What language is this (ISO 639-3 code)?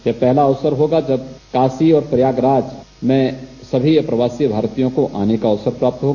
hin